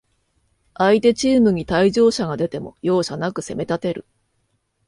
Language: Japanese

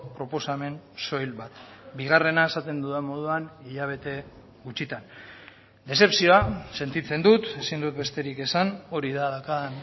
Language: Basque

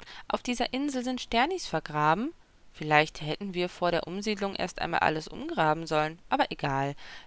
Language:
German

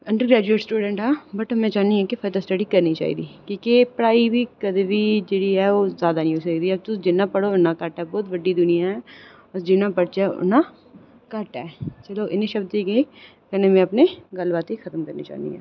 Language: Dogri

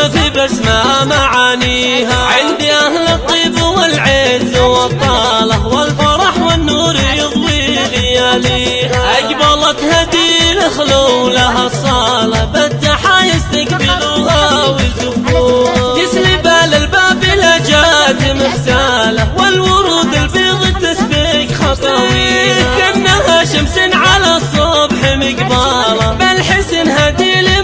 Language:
Arabic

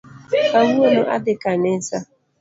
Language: Luo (Kenya and Tanzania)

